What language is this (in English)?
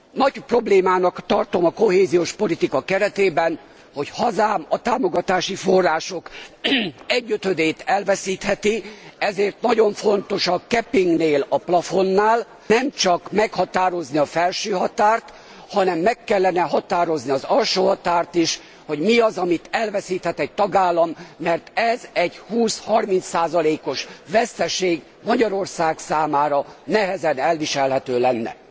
Hungarian